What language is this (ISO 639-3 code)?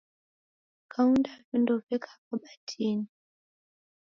dav